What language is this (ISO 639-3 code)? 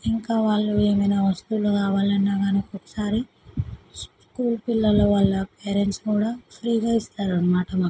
tel